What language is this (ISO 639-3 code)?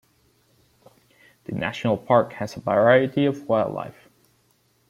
eng